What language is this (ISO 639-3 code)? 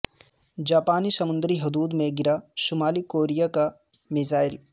urd